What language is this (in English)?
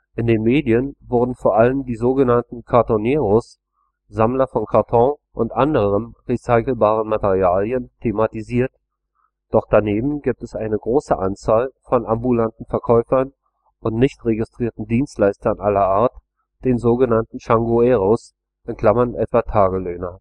German